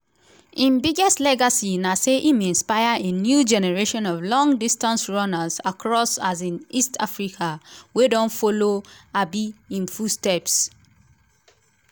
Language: Nigerian Pidgin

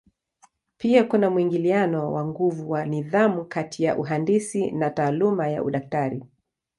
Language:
Swahili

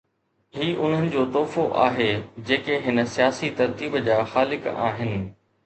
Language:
Sindhi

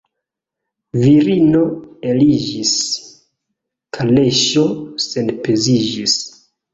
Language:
Esperanto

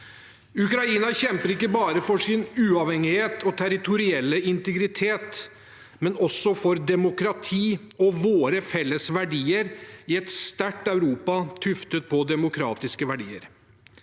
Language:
Norwegian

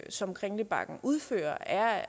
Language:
Danish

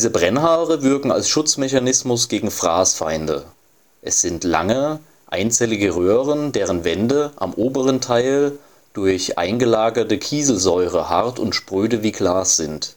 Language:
German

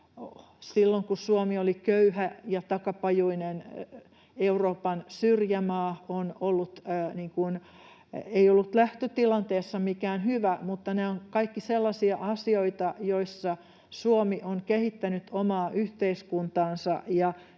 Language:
Finnish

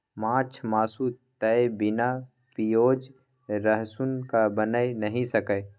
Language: Maithili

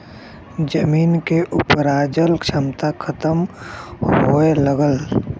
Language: Bhojpuri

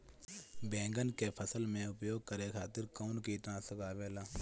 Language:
Bhojpuri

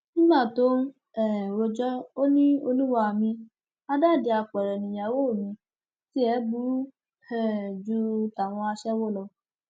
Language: Yoruba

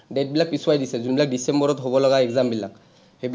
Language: Assamese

